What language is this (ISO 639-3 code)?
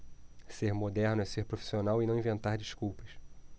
por